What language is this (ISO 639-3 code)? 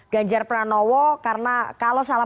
ind